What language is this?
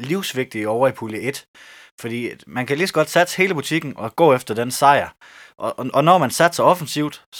Danish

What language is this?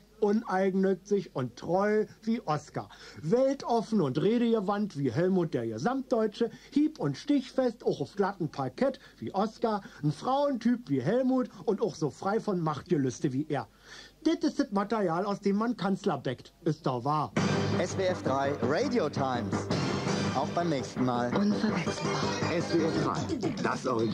German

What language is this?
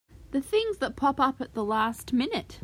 English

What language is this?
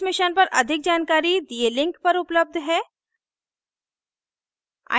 Hindi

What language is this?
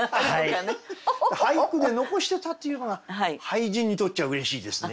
Japanese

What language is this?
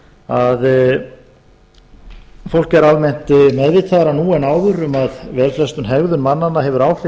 Icelandic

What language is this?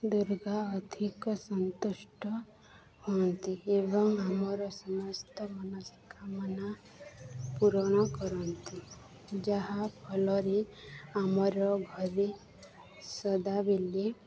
Odia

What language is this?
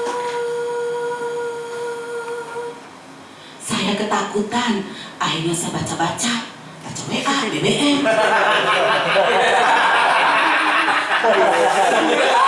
Indonesian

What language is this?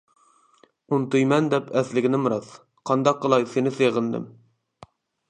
Uyghur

